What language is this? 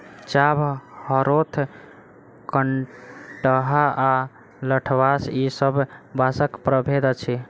Maithili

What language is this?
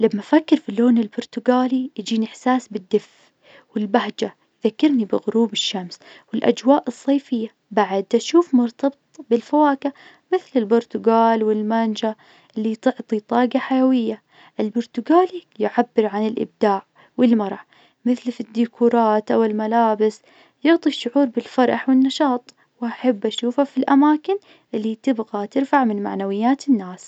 Najdi Arabic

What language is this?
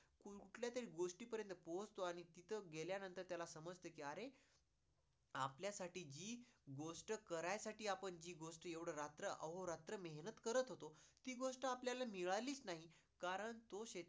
Marathi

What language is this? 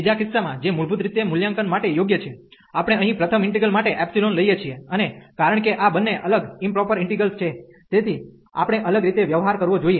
Gujarati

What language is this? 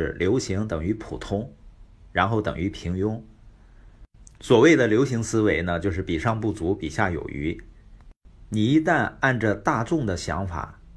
Chinese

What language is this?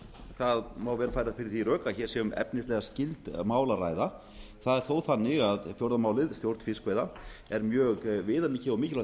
Icelandic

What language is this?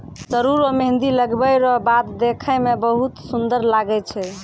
Maithili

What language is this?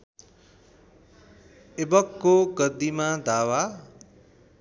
Nepali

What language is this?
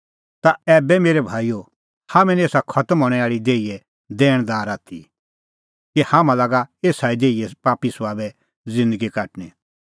Kullu Pahari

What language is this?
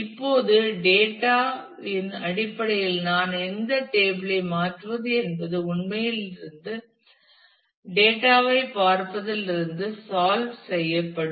Tamil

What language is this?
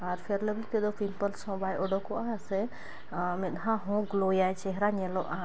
Santali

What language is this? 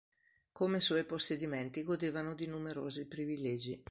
Italian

